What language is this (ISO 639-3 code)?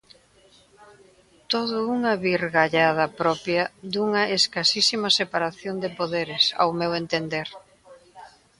glg